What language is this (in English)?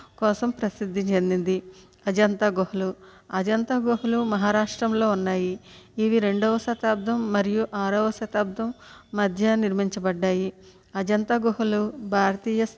Telugu